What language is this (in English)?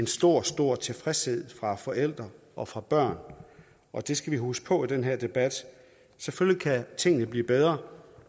Danish